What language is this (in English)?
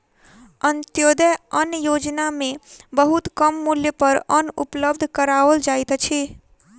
Maithili